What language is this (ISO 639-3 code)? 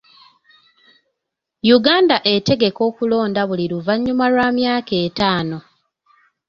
lug